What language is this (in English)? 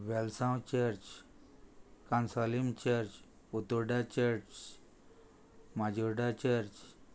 Konkani